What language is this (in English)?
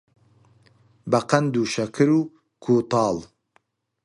Central Kurdish